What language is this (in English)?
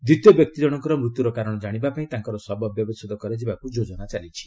Odia